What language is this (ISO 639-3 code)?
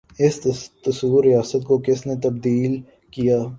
urd